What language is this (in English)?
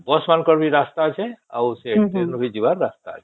Odia